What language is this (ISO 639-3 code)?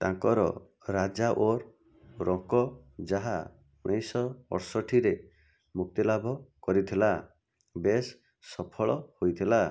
ori